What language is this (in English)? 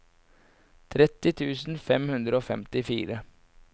Norwegian